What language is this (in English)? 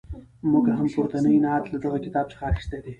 Pashto